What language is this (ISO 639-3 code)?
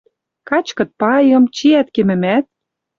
mrj